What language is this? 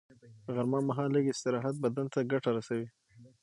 Pashto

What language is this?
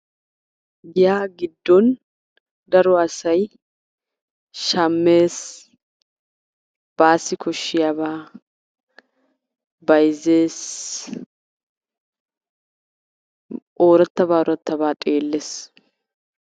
Wolaytta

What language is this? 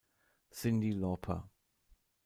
German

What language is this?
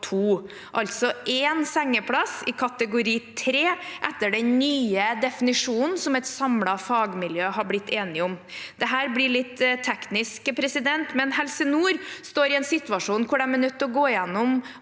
Norwegian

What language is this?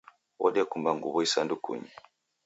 Taita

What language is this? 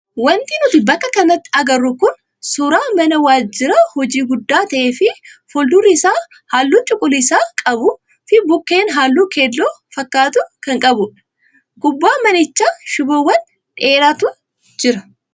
Oromo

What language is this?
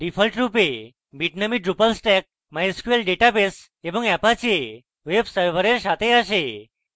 Bangla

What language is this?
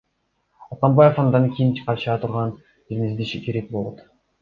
Kyrgyz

